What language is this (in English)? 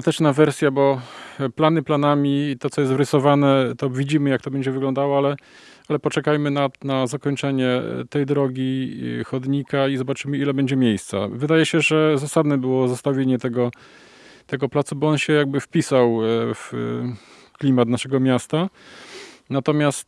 Polish